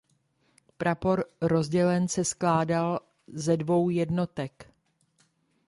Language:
Czech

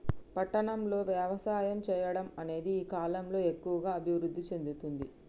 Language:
Telugu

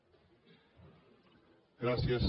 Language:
Catalan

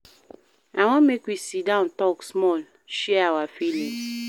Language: Nigerian Pidgin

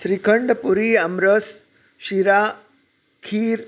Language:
Marathi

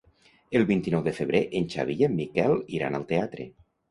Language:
Catalan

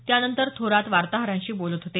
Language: Marathi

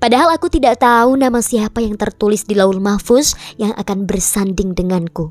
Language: Indonesian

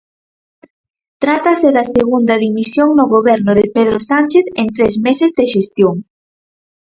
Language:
Galician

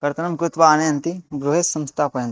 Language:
Sanskrit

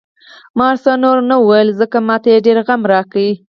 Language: Pashto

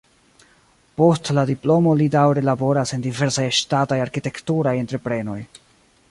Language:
Esperanto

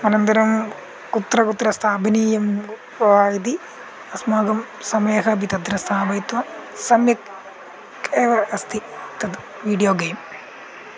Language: Sanskrit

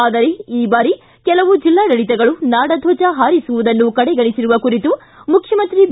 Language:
Kannada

